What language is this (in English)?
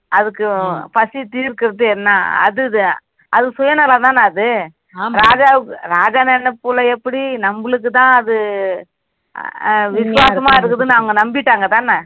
Tamil